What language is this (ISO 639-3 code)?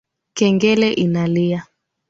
swa